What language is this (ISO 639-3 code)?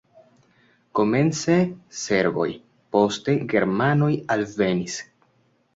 epo